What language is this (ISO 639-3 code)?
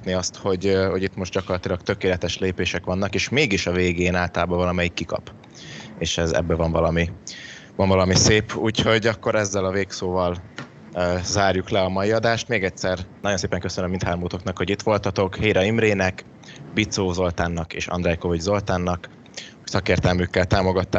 hun